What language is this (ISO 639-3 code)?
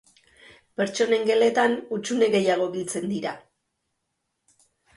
eus